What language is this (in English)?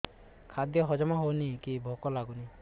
Odia